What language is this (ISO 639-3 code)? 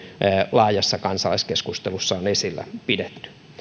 fin